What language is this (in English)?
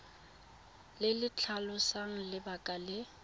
Tswana